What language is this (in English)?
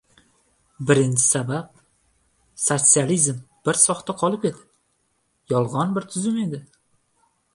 Uzbek